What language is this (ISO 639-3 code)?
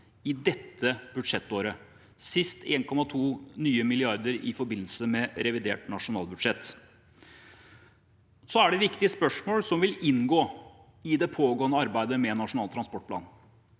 nor